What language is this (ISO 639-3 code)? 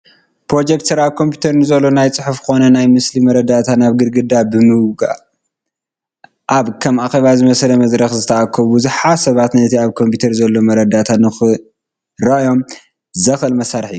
tir